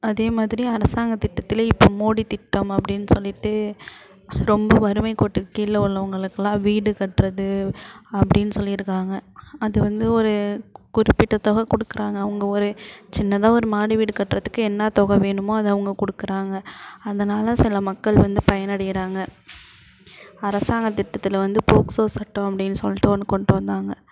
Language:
Tamil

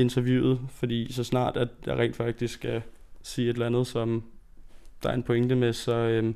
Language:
Danish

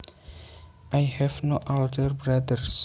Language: Javanese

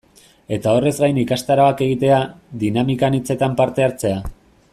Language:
Basque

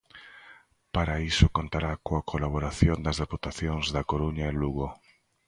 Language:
Galician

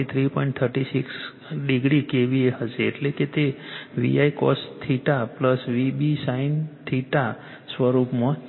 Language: Gujarati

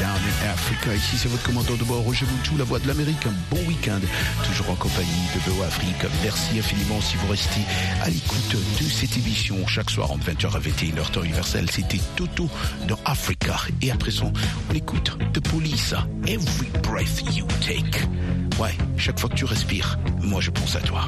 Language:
French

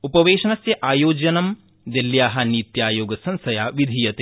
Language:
Sanskrit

